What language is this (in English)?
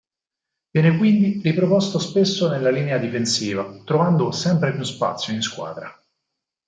Italian